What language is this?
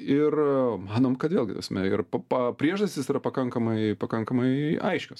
Lithuanian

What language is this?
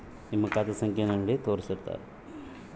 Kannada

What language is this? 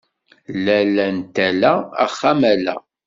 Kabyle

